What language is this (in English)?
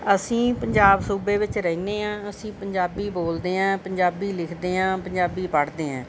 Punjabi